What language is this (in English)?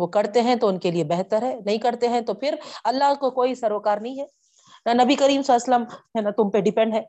Urdu